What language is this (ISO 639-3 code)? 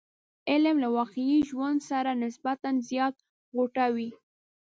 pus